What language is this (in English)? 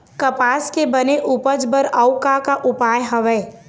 Chhattisgarhi